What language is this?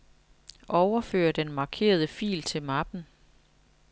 Danish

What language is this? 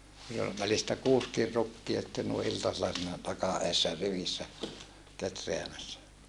Finnish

